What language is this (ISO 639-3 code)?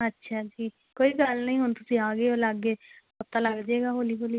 pan